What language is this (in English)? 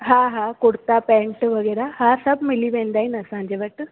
Sindhi